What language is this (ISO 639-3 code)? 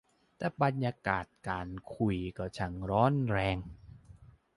tha